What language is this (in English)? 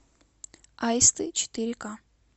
Russian